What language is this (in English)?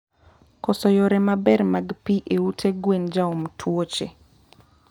Luo (Kenya and Tanzania)